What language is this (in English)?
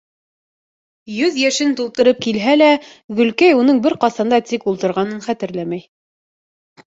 Bashkir